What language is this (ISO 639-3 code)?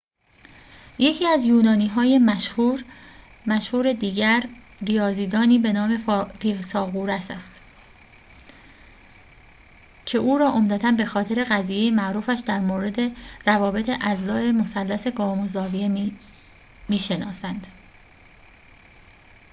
fas